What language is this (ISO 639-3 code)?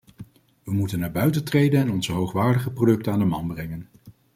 nld